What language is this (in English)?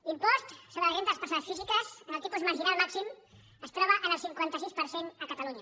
Catalan